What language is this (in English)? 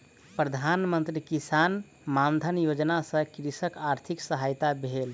Maithili